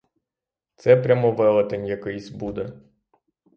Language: Ukrainian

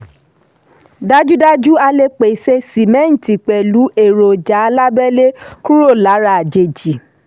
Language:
Yoruba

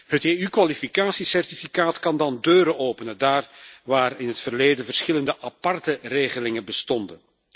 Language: Dutch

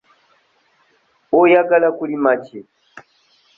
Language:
Ganda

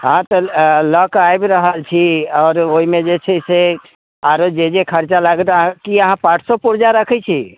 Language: Maithili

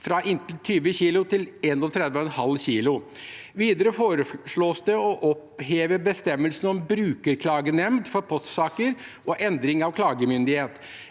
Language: Norwegian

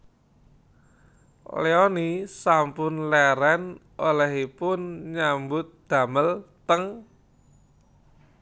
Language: Javanese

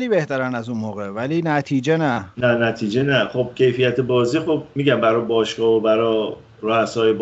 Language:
Persian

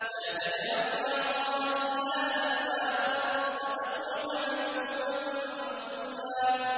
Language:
Arabic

